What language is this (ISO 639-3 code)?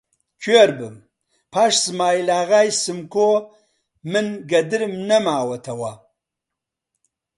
ckb